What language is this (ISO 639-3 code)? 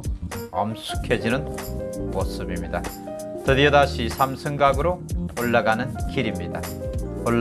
kor